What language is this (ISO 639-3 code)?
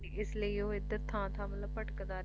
pan